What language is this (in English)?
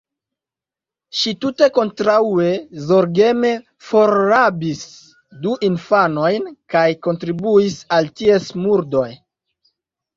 Esperanto